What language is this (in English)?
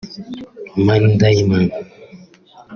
Kinyarwanda